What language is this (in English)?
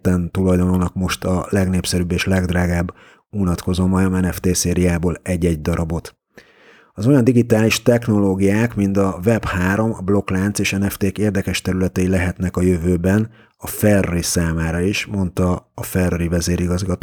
Hungarian